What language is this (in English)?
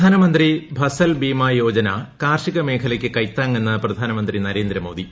Malayalam